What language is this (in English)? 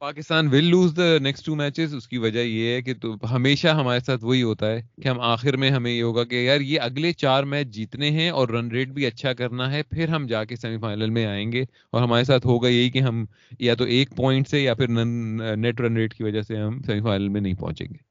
Urdu